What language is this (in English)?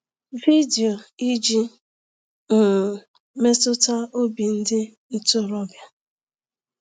Igbo